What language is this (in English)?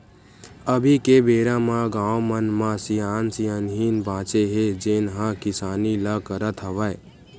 Chhattisgarhi